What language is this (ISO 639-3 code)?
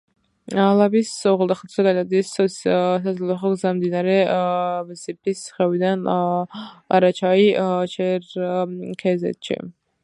kat